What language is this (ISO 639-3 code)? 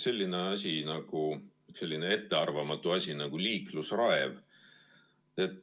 est